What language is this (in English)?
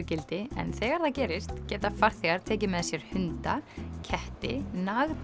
Icelandic